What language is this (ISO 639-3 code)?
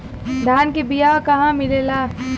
bho